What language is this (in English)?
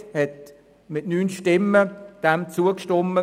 Swiss German